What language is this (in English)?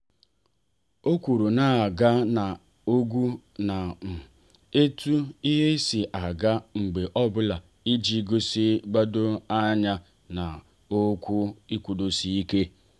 Igbo